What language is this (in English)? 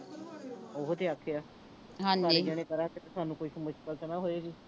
Punjabi